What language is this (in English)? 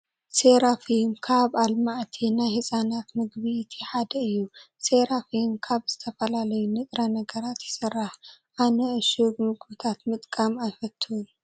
Tigrinya